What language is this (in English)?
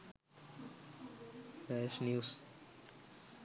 Sinhala